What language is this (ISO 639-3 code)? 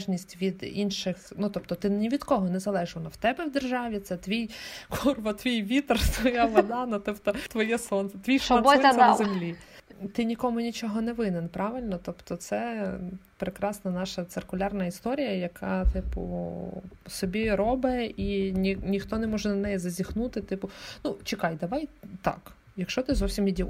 ukr